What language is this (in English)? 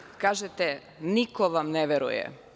Serbian